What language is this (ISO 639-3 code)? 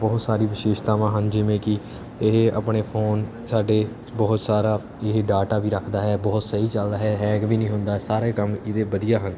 pan